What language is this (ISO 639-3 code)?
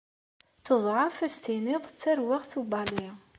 kab